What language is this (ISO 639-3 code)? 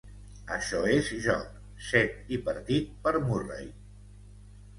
cat